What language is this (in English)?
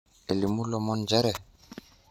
Masai